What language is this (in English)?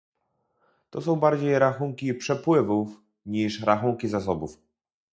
Polish